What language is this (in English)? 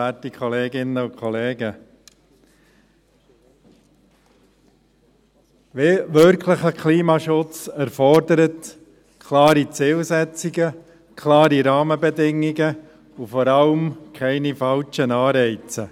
Swiss German